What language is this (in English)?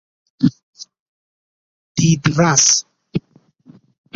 Persian